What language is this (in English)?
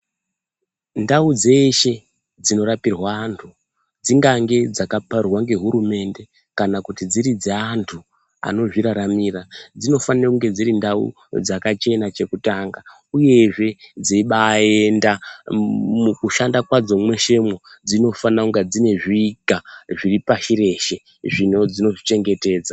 Ndau